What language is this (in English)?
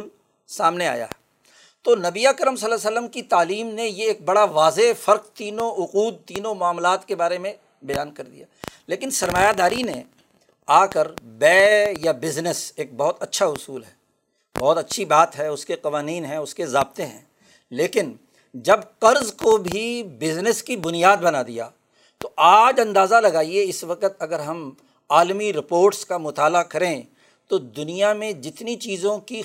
Urdu